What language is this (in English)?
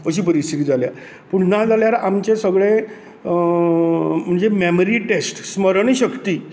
Konkani